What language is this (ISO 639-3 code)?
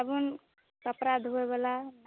mai